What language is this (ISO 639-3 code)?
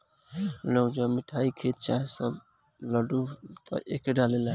bho